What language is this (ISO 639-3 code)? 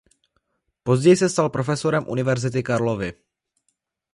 ces